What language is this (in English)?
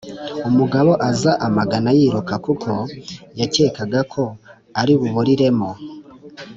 Kinyarwanda